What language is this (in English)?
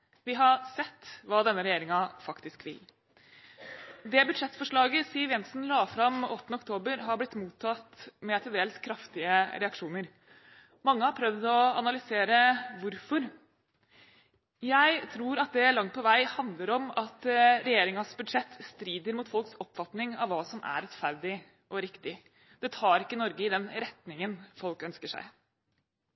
Norwegian Bokmål